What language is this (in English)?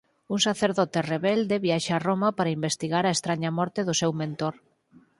Galician